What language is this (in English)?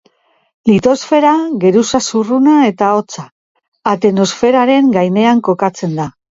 Basque